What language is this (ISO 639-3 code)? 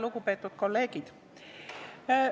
est